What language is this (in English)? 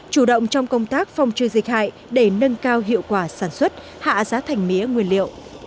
Vietnamese